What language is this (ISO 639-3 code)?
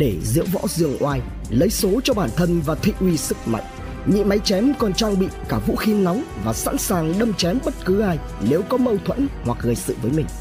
vie